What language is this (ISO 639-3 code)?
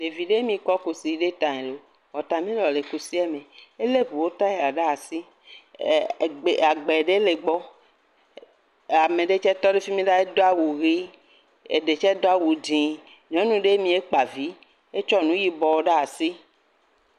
ewe